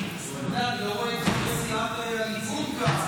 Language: Hebrew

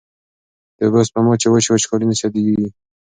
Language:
Pashto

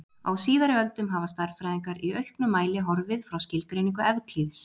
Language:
Icelandic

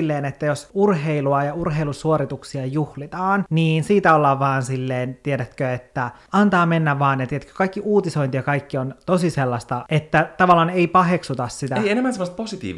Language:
Finnish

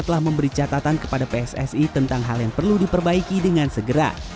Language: Indonesian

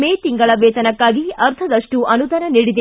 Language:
Kannada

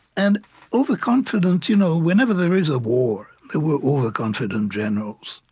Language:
English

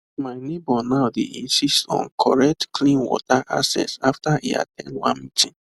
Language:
Nigerian Pidgin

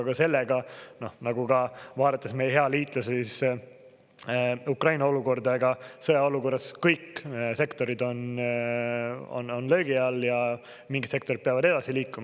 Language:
Estonian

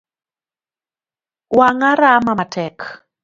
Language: Luo (Kenya and Tanzania)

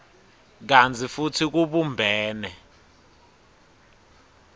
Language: Swati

